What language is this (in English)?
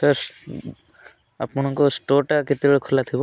Odia